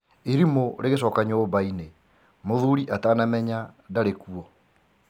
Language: Kikuyu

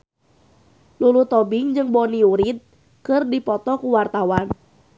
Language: Sundanese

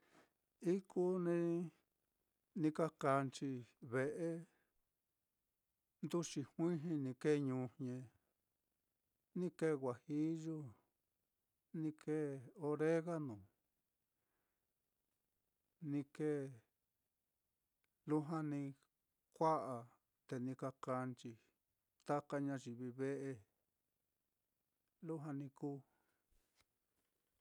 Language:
Mitlatongo Mixtec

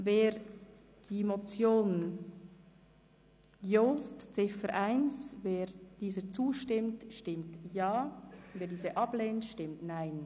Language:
Swiss German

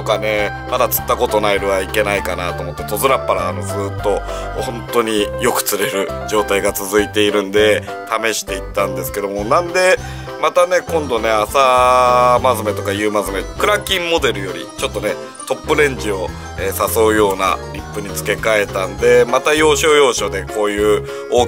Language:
Japanese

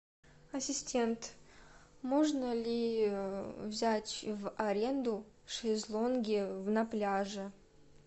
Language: Russian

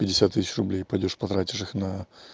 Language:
Russian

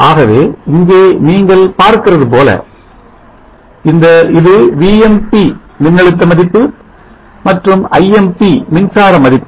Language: Tamil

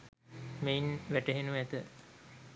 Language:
Sinhala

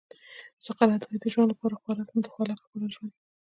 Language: Pashto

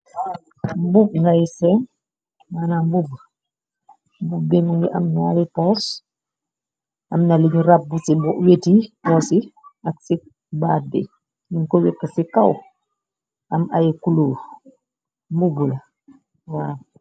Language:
Wolof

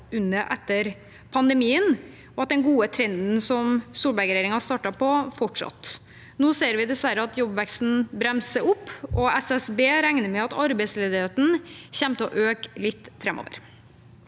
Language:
Norwegian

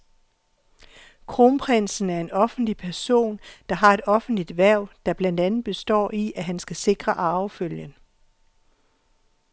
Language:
Danish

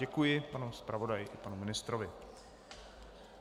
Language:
Czech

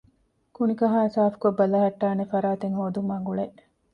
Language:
Divehi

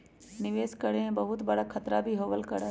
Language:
Magahi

